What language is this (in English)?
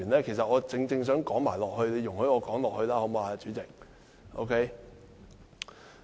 Cantonese